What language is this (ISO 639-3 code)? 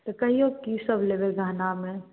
mai